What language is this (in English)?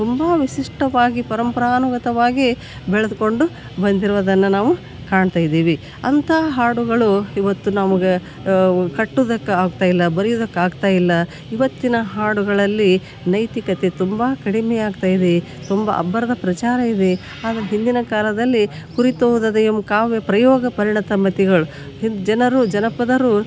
Kannada